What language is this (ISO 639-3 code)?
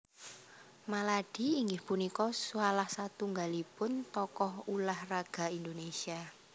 jav